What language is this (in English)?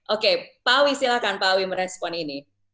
Indonesian